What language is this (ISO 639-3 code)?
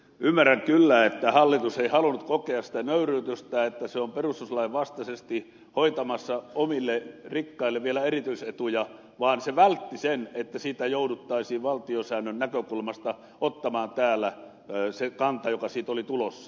fin